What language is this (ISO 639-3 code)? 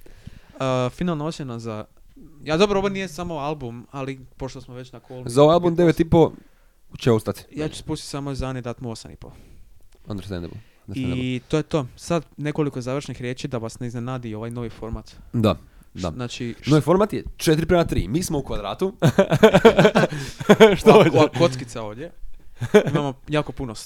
hrv